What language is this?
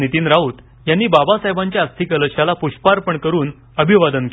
Marathi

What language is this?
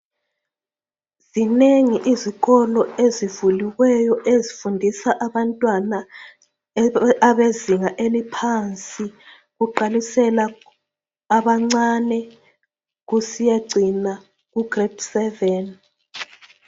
North Ndebele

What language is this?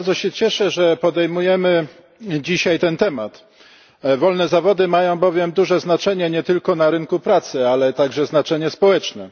Polish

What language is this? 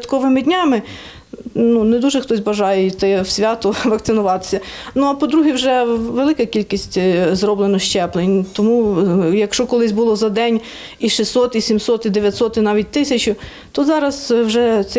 Ukrainian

